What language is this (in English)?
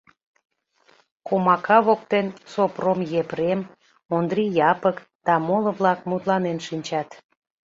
Mari